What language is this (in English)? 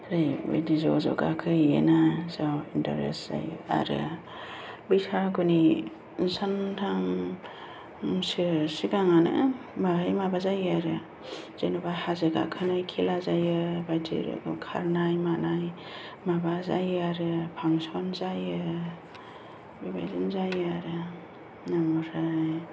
Bodo